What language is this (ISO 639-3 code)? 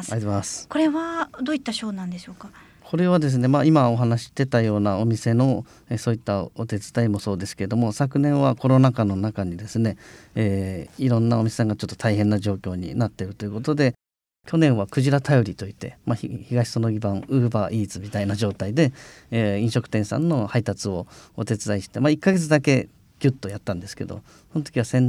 jpn